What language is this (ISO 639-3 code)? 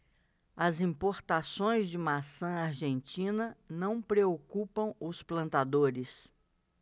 por